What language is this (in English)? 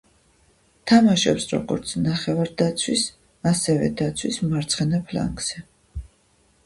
Georgian